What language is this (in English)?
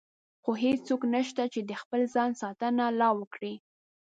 Pashto